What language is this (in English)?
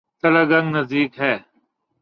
Urdu